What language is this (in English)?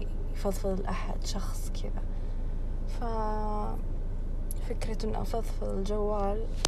Arabic